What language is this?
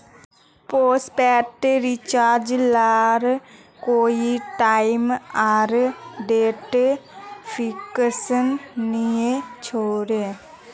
Magahi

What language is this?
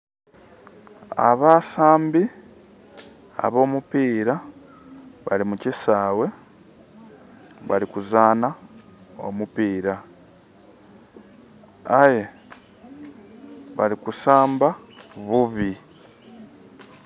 Soga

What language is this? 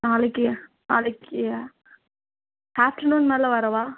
Tamil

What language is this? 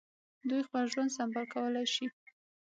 Pashto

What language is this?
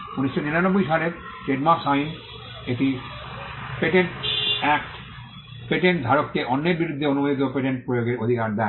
Bangla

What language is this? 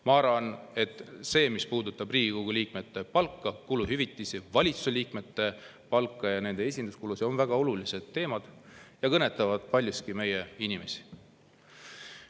Estonian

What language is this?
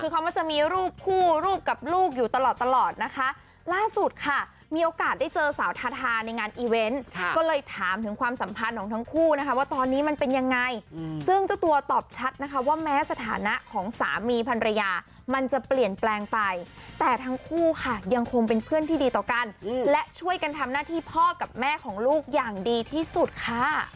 Thai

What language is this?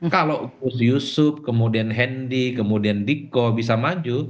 Indonesian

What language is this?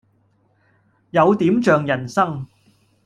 Cantonese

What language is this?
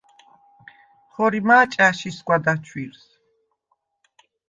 Svan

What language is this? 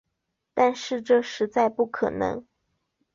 Chinese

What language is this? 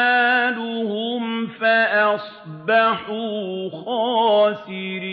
Arabic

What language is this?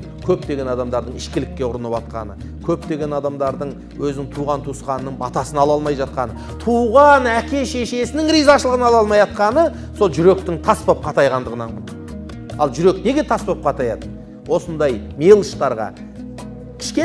Turkish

